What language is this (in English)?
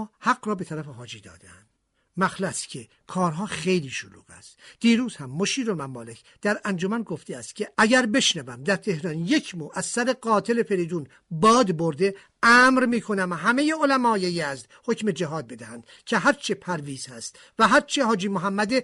Persian